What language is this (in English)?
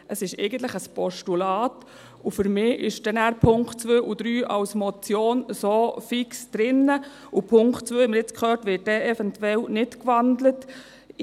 Swiss German